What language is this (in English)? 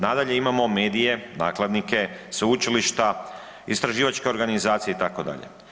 Croatian